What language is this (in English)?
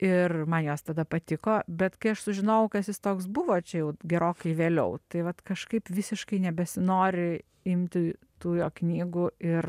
Lithuanian